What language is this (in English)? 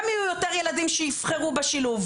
Hebrew